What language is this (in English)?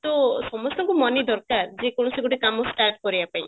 Odia